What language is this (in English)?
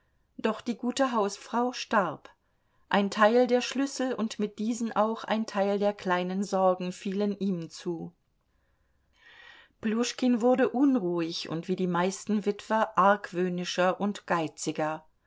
German